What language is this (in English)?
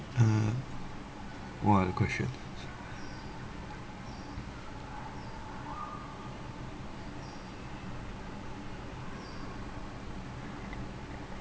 English